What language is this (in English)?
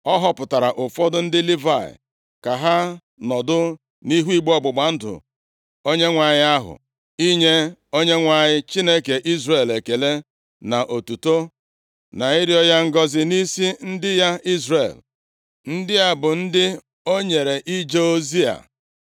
Igbo